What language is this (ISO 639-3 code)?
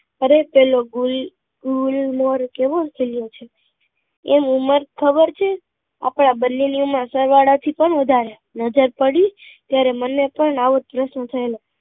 guj